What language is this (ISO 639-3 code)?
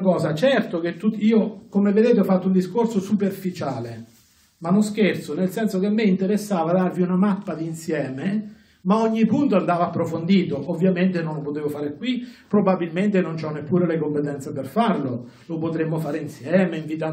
ita